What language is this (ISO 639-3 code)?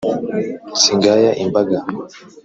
kin